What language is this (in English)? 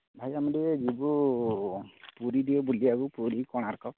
Odia